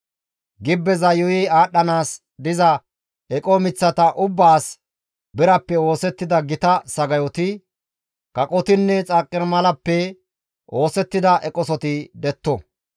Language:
Gamo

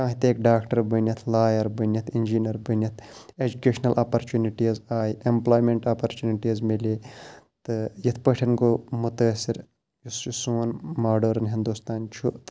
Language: Kashmiri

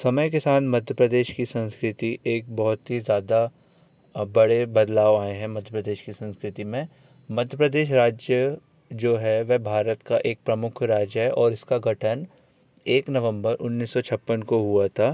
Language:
Hindi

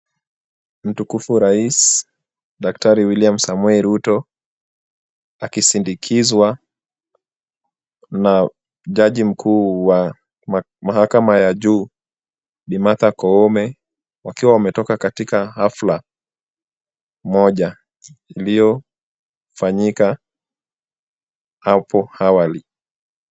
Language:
Swahili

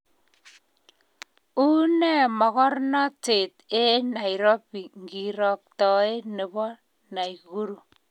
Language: Kalenjin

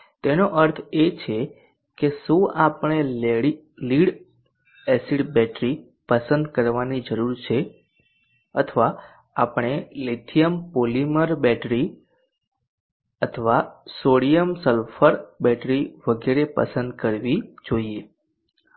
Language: Gujarati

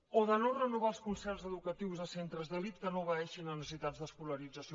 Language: Catalan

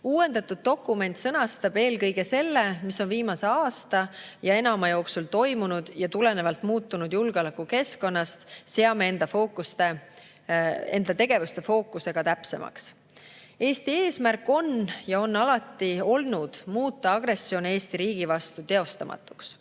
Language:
Estonian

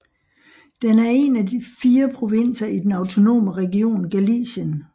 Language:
Danish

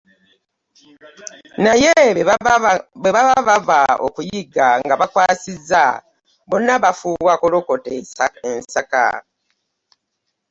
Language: Ganda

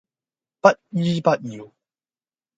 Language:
Cantonese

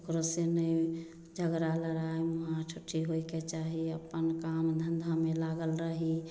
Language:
Maithili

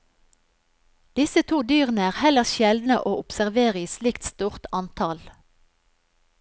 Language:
Norwegian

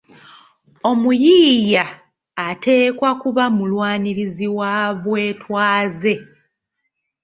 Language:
Ganda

